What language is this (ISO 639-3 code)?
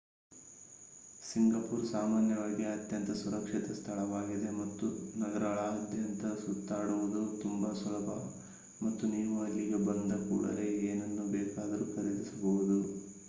kan